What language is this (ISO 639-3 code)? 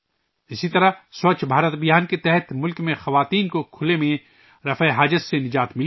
urd